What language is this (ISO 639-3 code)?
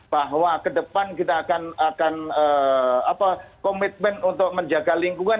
ind